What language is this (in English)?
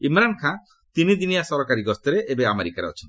Odia